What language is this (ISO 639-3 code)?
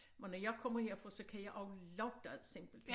dan